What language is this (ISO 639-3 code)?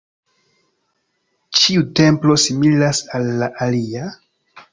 epo